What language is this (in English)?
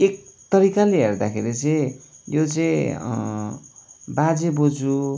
Nepali